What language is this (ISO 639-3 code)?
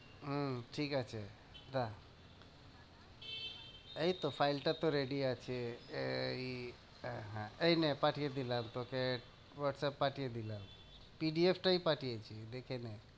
ben